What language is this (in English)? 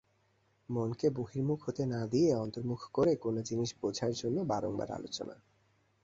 Bangla